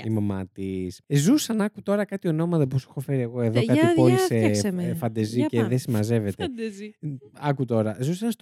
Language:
Greek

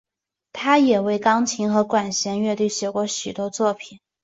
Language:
Chinese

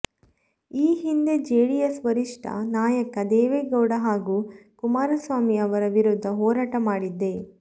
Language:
Kannada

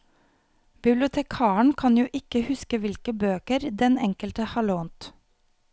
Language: Norwegian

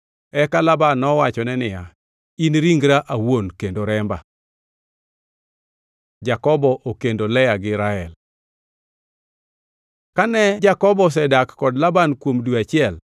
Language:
Luo (Kenya and Tanzania)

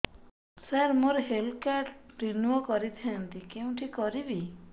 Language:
Odia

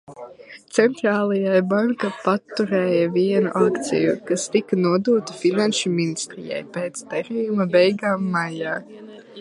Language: Latvian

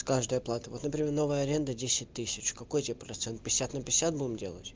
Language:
Russian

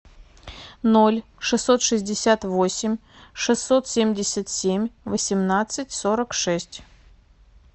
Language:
Russian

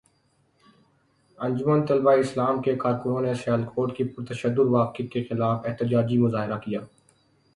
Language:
Urdu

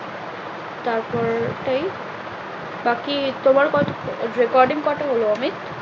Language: Bangla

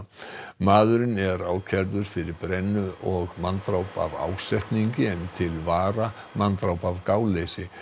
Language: Icelandic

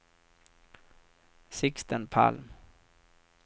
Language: Swedish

